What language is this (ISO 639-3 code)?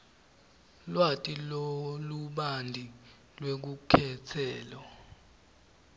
ssw